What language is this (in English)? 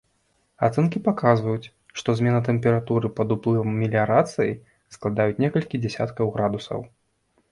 Belarusian